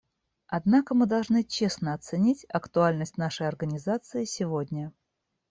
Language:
Russian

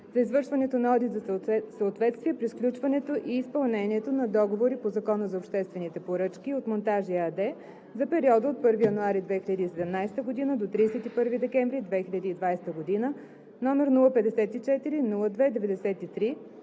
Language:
Bulgarian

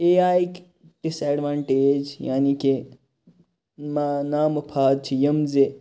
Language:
Kashmiri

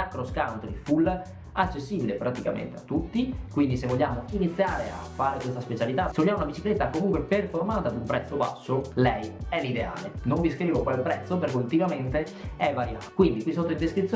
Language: Italian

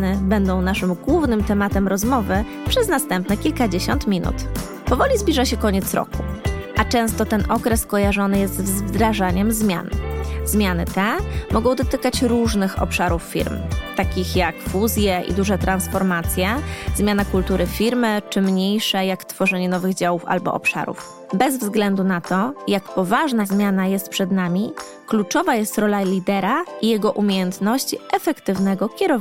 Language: Polish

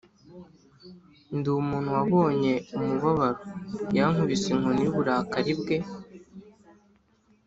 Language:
Kinyarwanda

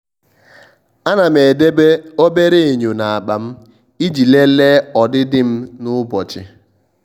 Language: Igbo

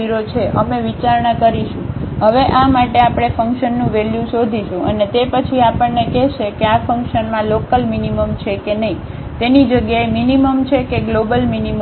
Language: Gujarati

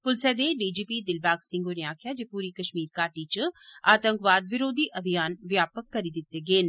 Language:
Dogri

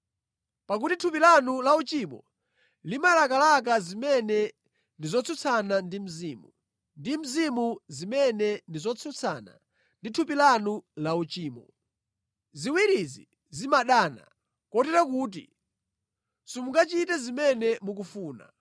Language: Nyanja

